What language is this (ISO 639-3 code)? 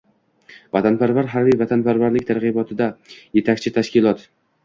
uzb